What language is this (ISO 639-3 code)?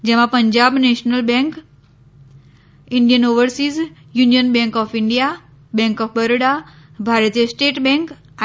guj